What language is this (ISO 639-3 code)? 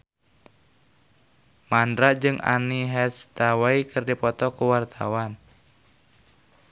sun